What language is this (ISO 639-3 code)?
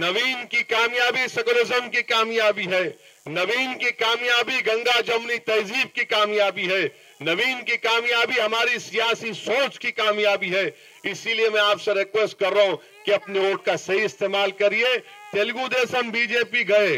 hin